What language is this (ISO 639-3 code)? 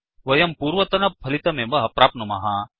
san